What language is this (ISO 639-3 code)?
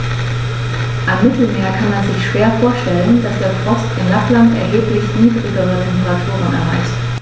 deu